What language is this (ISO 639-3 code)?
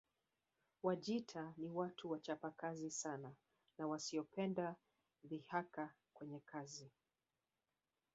swa